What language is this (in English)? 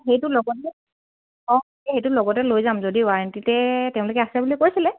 Assamese